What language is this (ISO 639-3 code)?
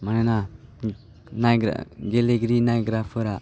brx